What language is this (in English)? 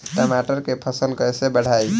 Bhojpuri